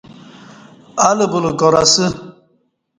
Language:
Kati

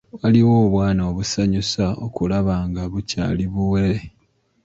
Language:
Ganda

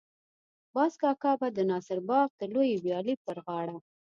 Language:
Pashto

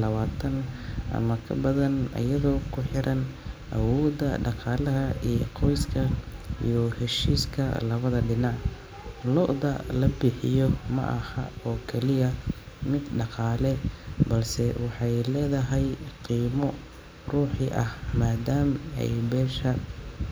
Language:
Somali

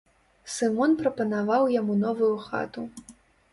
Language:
Belarusian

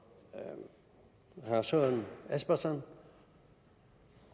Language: Danish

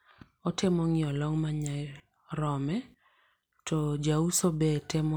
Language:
Luo (Kenya and Tanzania)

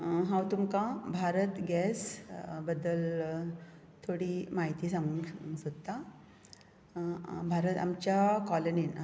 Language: Konkani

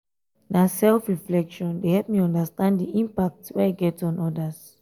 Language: Nigerian Pidgin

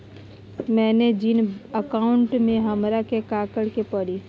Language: Magahi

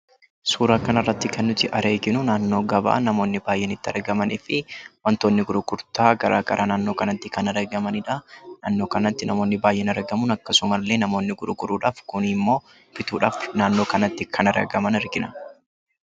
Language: Oromo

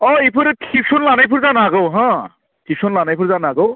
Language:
Bodo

